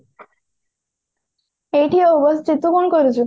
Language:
Odia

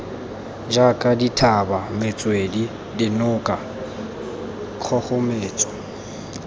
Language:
Tswana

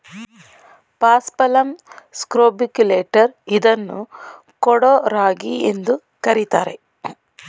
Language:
Kannada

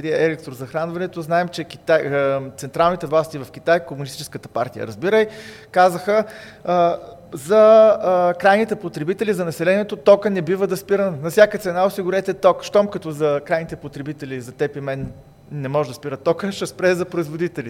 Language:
Bulgarian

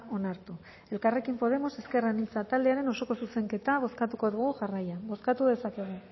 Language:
Basque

